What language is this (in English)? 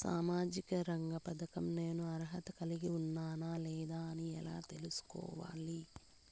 Telugu